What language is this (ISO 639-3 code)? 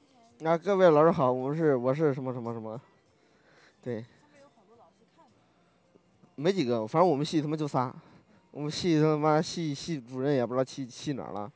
zho